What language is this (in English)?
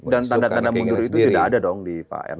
Indonesian